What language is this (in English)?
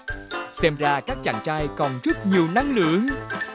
Vietnamese